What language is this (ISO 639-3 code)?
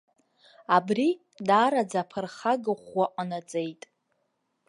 abk